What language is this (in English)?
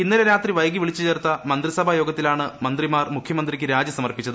Malayalam